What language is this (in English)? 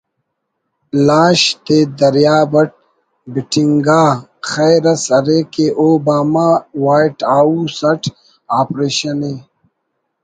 Brahui